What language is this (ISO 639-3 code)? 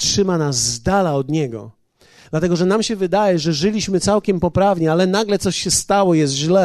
pol